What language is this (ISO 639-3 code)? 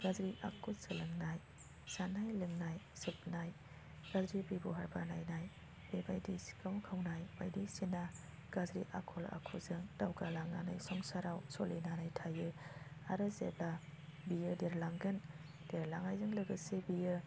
brx